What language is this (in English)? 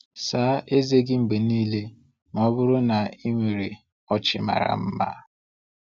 Igbo